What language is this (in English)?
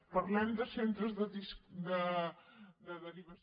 Catalan